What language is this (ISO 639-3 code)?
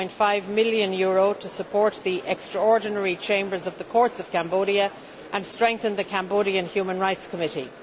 eng